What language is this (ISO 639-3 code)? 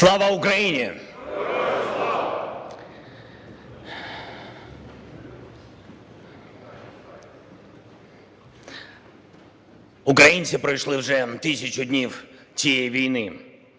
ukr